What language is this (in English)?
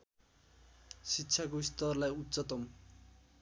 Nepali